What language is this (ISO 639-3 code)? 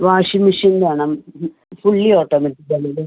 mal